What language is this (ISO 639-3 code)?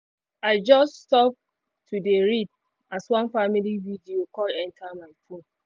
pcm